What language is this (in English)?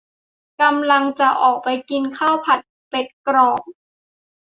Thai